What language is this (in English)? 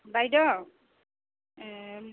Assamese